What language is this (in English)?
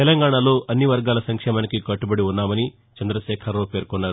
Telugu